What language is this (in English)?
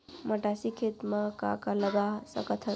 Chhattisgarhi